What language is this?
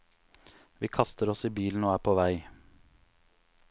Norwegian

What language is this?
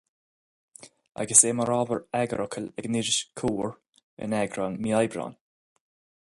Irish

